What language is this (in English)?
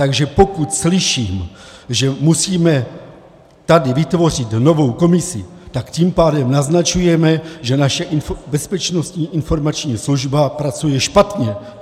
Czech